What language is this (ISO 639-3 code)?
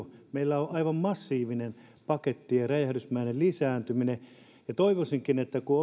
fin